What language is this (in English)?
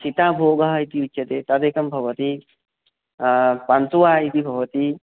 Sanskrit